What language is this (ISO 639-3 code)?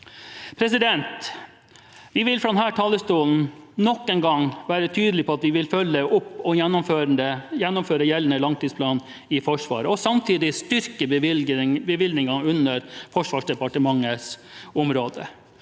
nor